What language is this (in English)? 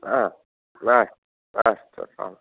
Sanskrit